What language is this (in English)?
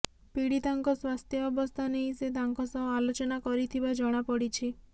Odia